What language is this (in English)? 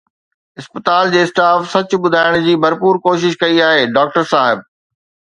Sindhi